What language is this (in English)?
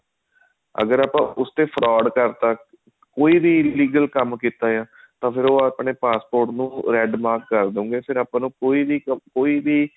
Punjabi